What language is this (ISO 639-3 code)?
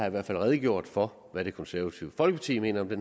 dan